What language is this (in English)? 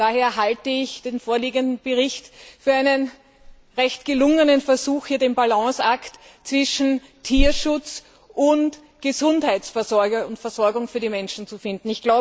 German